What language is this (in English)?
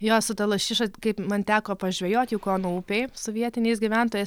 Lithuanian